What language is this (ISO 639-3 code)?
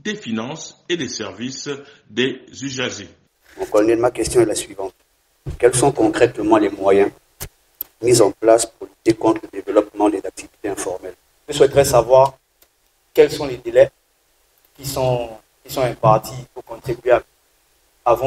fra